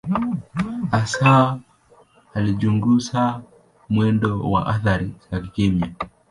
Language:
Swahili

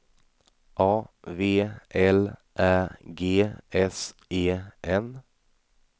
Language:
Swedish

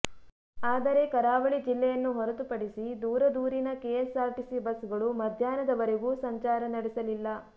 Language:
Kannada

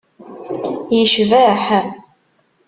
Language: Kabyle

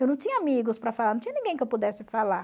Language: Portuguese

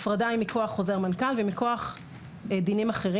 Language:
Hebrew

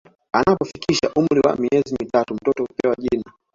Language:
Swahili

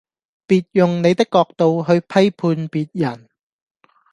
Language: Cantonese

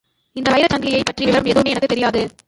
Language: Tamil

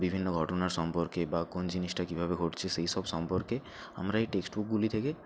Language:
Bangla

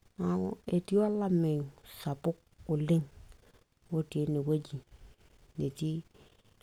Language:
Masai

